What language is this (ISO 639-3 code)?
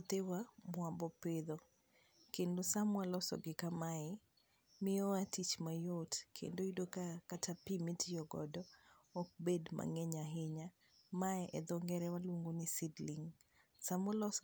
luo